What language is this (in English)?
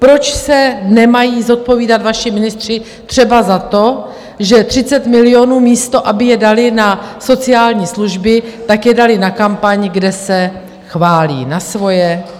Czech